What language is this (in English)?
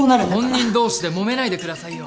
Japanese